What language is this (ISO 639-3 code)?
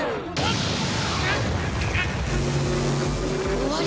jpn